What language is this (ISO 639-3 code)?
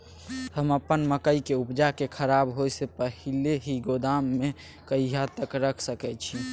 mai